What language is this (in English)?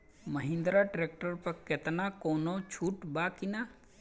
Bhojpuri